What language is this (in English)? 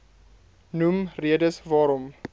Afrikaans